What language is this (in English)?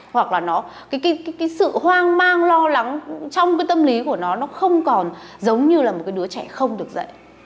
Vietnamese